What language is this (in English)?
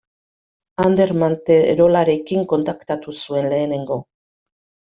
Basque